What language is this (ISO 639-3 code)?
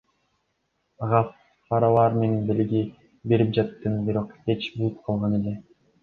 kir